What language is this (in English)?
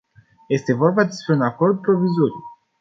Romanian